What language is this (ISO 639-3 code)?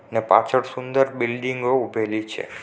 guj